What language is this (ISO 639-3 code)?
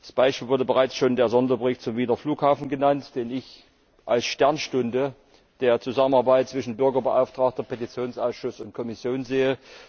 deu